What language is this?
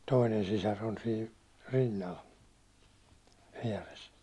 Finnish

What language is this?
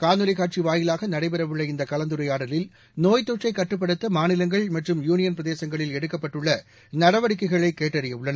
Tamil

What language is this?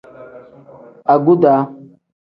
Tem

